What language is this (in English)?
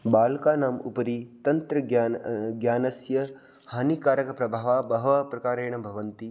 Sanskrit